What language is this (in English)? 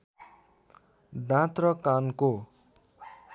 Nepali